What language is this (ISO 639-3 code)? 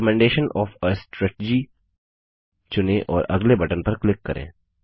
hin